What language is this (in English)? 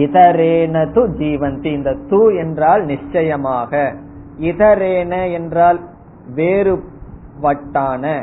Tamil